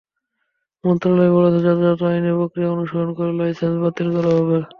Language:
Bangla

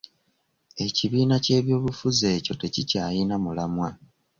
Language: Ganda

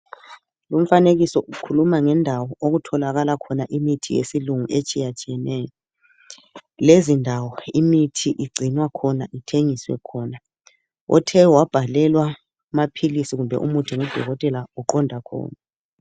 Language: North Ndebele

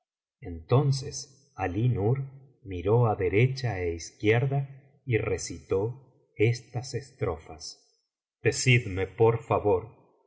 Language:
Spanish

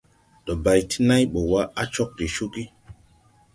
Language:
Tupuri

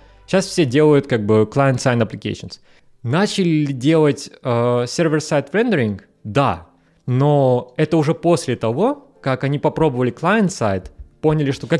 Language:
Russian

